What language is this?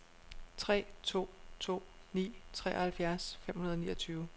Danish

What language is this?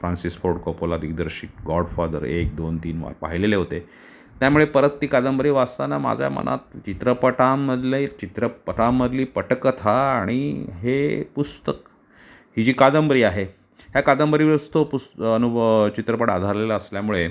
Marathi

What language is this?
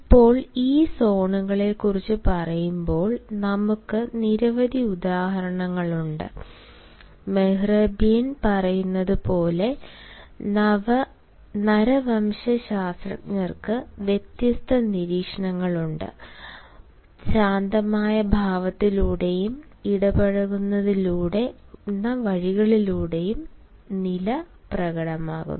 Malayalam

